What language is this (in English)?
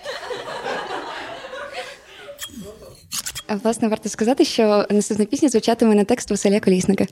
Ukrainian